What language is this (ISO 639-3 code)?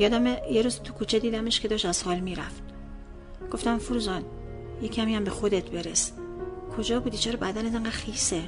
fas